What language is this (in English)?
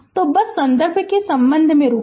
Hindi